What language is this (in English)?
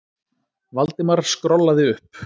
Icelandic